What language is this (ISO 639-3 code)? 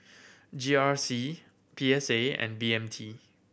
eng